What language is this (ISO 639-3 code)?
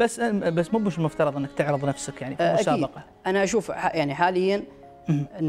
ara